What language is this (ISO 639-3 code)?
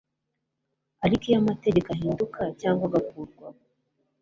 kin